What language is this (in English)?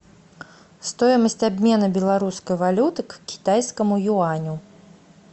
Russian